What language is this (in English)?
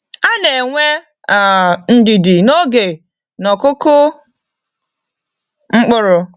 Igbo